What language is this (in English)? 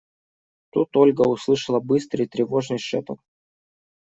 Russian